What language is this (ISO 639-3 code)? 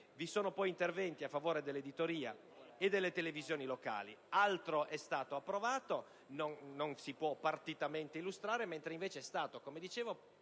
ita